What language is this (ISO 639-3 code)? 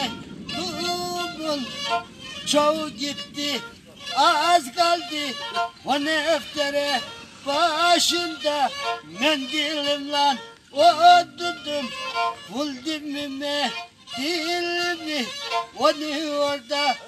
tur